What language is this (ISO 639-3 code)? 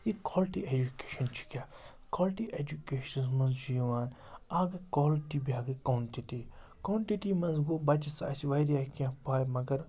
kas